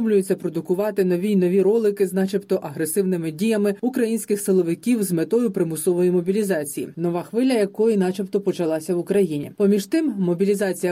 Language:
Ukrainian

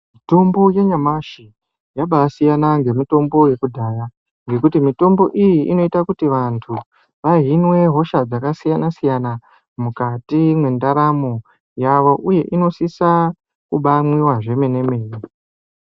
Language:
Ndau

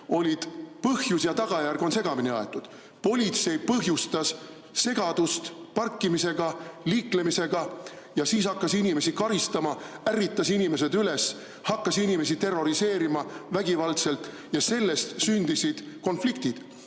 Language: Estonian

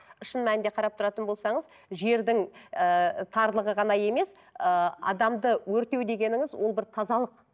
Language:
Kazakh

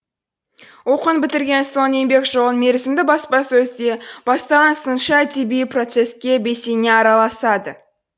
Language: Kazakh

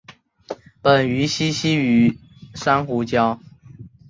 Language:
Chinese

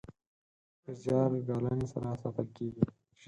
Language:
Pashto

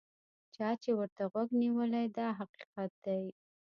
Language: Pashto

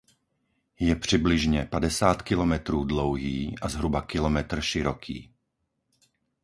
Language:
Czech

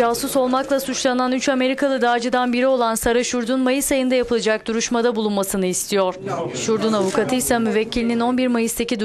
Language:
Turkish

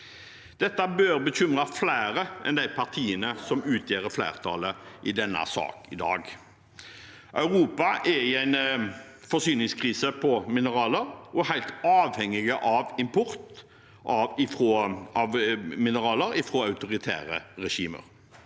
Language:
Norwegian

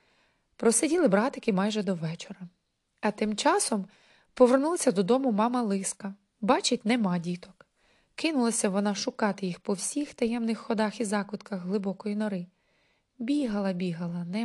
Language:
Ukrainian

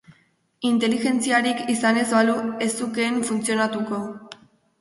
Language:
Basque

